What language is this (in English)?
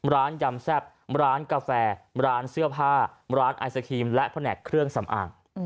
Thai